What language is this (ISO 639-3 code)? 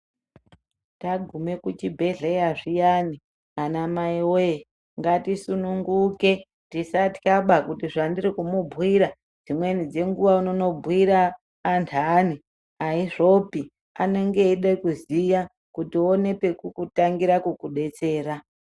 ndc